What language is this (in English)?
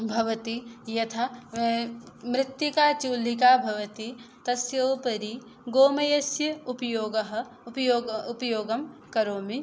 Sanskrit